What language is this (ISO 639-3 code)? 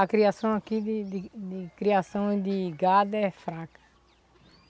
por